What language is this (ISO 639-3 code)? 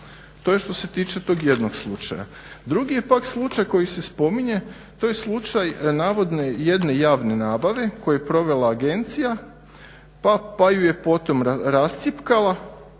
hrv